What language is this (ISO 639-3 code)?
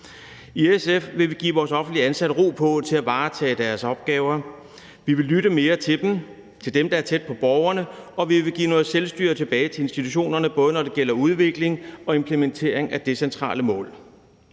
dan